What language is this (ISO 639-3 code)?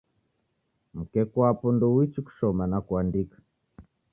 dav